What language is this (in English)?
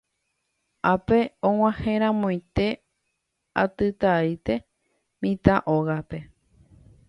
Guarani